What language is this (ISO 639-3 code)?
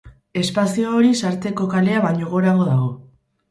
eus